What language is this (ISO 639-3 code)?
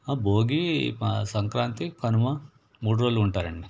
tel